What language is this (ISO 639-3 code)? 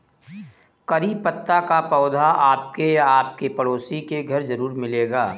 hin